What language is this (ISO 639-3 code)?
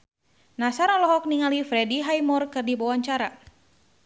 sun